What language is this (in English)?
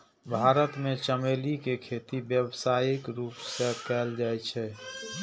Maithili